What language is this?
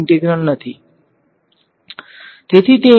Gujarati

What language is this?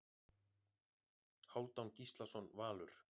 Icelandic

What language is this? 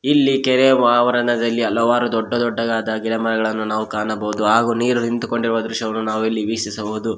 Kannada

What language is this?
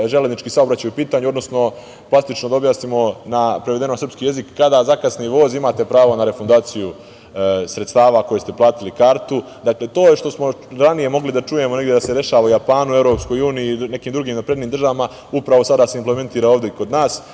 Serbian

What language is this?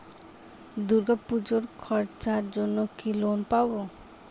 Bangla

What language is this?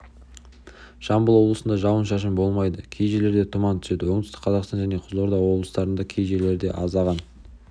Kazakh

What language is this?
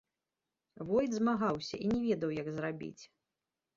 Belarusian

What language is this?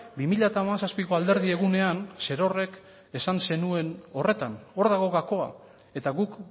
Basque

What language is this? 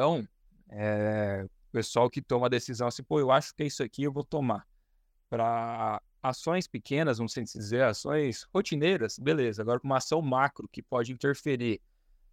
Portuguese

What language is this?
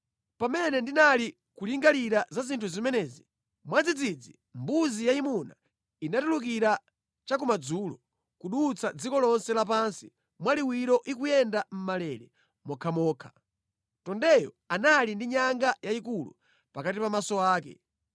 Nyanja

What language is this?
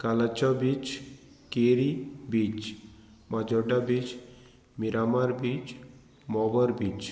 Konkani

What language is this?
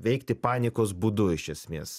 Lithuanian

